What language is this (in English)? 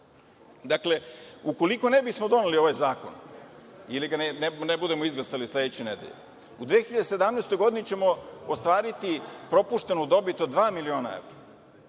Serbian